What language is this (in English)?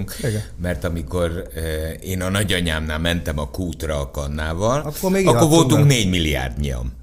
Hungarian